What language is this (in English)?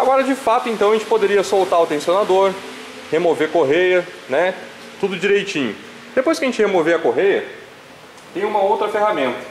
Portuguese